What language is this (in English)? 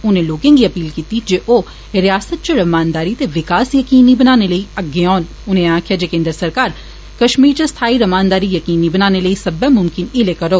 Dogri